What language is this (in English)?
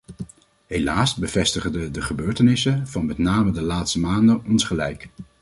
Dutch